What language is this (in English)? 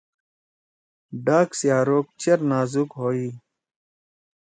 Torwali